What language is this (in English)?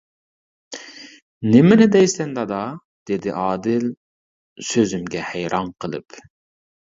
Uyghur